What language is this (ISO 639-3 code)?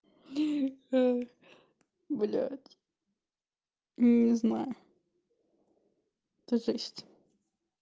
rus